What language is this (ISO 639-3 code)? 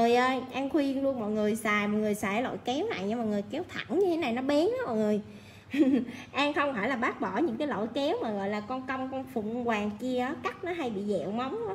vie